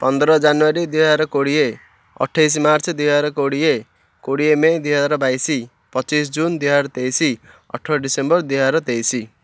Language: Odia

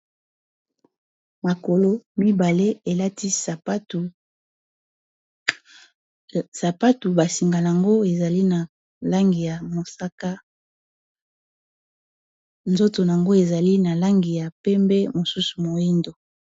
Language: Lingala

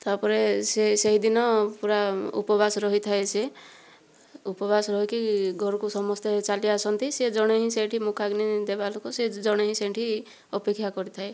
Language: Odia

